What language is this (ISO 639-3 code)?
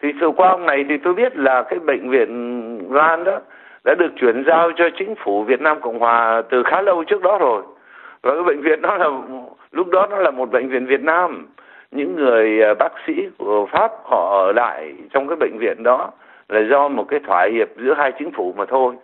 vie